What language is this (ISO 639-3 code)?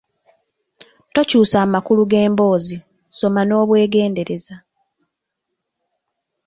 lug